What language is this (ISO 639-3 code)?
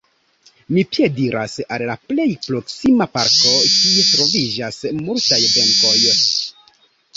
epo